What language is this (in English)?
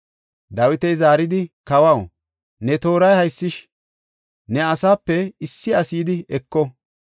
Gofa